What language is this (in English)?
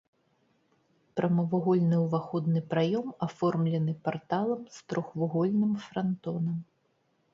Belarusian